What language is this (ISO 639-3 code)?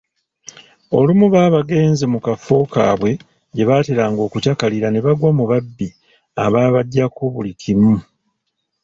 lug